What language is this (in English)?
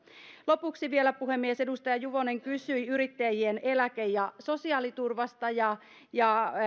Finnish